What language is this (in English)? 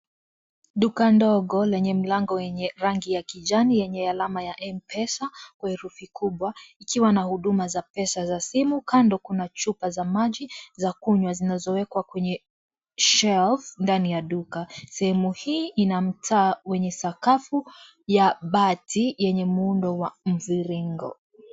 Swahili